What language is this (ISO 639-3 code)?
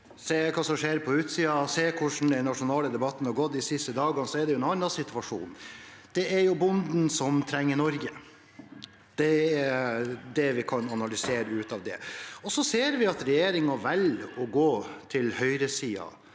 nor